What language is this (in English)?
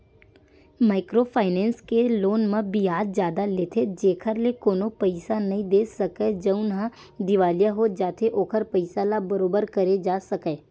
Chhattisgarhi